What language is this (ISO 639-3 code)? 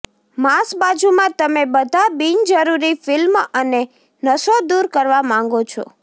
guj